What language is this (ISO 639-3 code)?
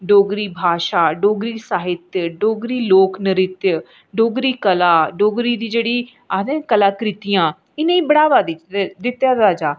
doi